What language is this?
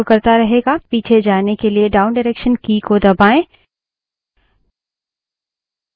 Hindi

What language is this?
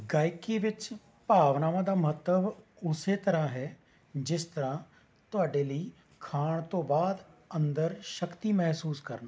Punjabi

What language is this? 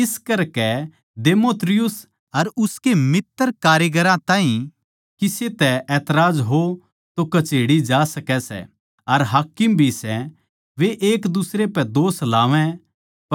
Haryanvi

